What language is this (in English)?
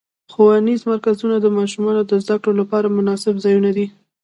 Pashto